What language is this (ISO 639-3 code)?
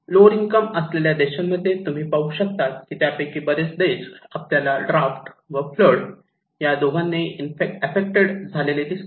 mar